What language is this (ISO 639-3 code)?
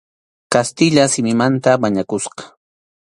qxu